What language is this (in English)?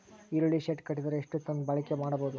Kannada